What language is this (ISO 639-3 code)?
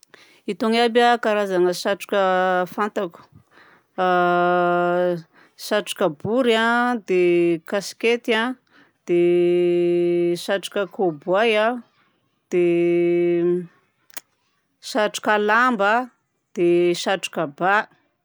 bzc